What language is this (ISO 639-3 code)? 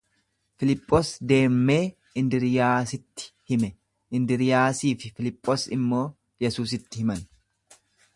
orm